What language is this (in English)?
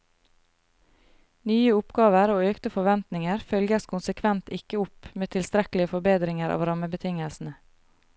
Norwegian